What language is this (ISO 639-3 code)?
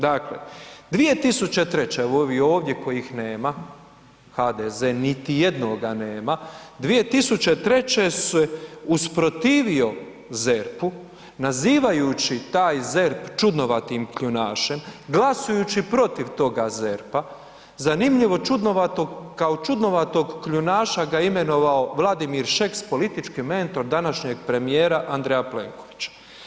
hrv